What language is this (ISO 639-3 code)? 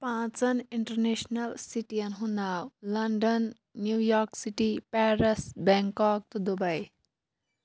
kas